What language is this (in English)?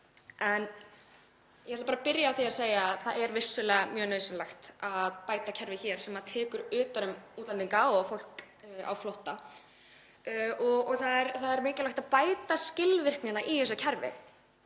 Icelandic